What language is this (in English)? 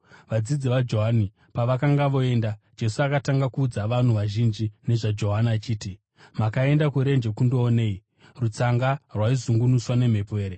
Shona